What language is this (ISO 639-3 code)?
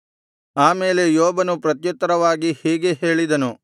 kan